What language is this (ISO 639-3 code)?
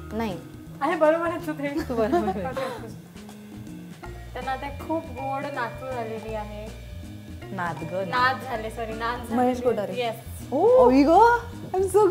mar